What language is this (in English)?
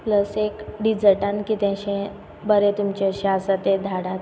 Konkani